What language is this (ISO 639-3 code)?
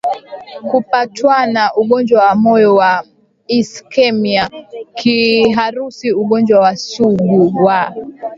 swa